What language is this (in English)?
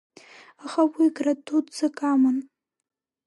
Abkhazian